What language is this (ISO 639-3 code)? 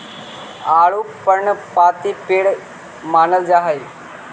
mag